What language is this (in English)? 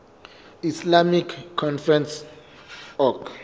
Southern Sotho